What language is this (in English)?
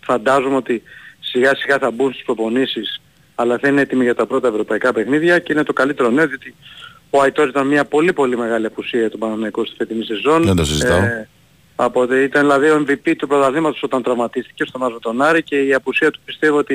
Greek